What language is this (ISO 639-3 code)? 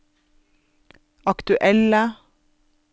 nor